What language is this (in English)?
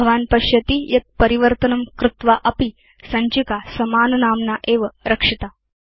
Sanskrit